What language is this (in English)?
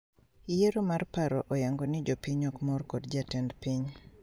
Luo (Kenya and Tanzania)